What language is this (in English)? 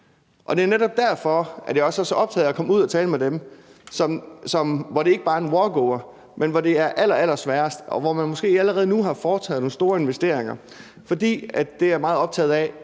Danish